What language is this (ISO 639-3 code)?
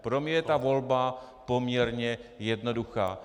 ces